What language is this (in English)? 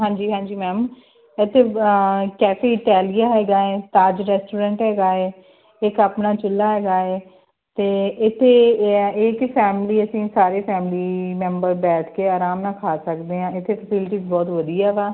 Punjabi